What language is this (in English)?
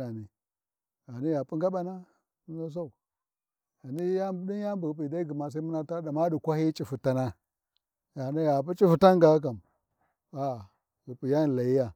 Warji